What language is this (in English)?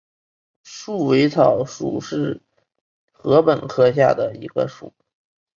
Chinese